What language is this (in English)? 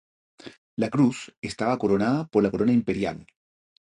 Spanish